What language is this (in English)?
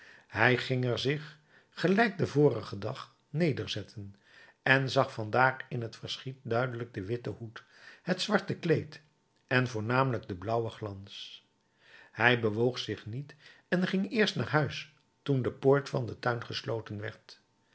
Dutch